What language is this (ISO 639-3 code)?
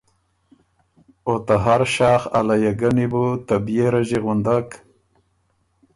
oru